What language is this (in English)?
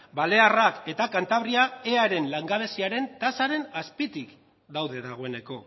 Basque